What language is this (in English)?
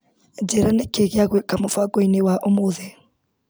Kikuyu